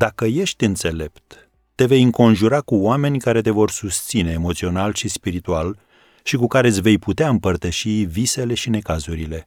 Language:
Romanian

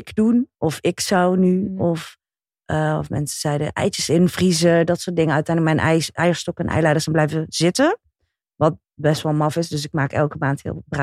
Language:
Dutch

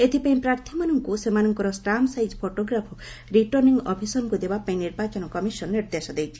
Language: Odia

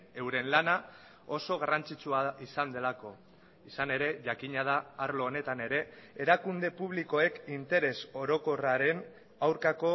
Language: Basque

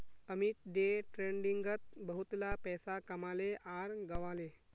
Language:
Magahi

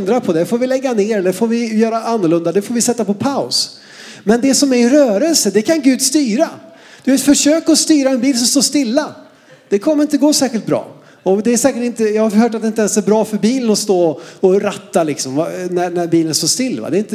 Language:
Swedish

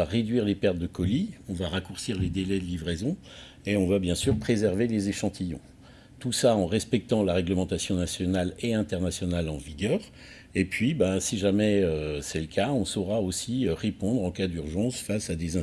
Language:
French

